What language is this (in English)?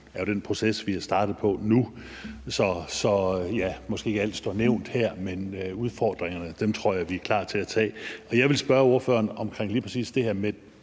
Danish